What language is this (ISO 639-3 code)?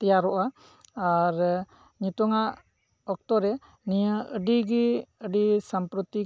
sat